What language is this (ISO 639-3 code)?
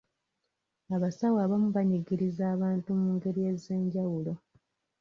lug